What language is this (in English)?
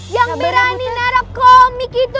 Indonesian